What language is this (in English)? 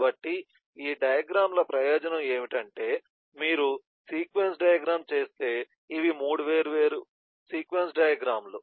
Telugu